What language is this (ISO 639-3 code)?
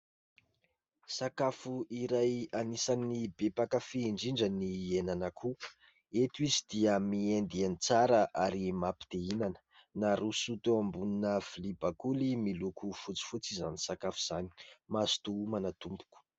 mlg